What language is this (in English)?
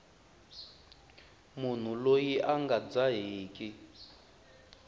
Tsonga